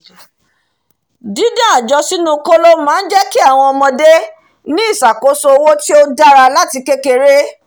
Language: Yoruba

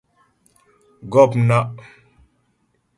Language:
Ghomala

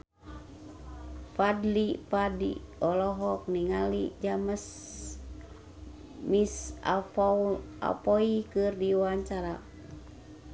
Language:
Sundanese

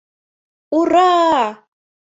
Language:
Mari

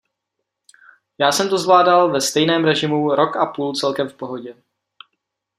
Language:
Czech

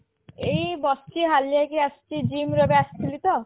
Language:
Odia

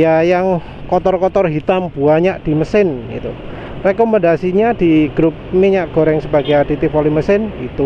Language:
Indonesian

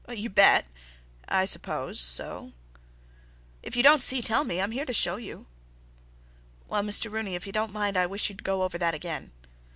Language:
English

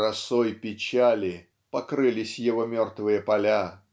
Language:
Russian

